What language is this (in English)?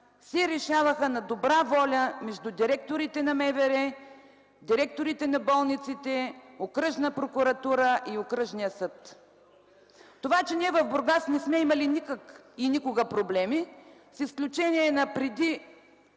Bulgarian